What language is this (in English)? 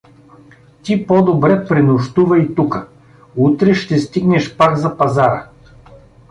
Bulgarian